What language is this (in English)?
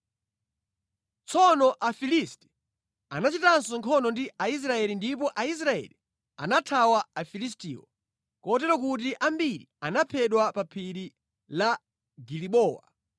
Nyanja